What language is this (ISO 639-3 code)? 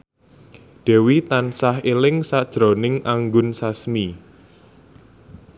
jav